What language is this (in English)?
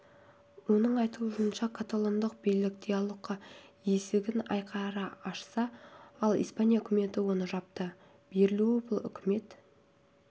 Kazakh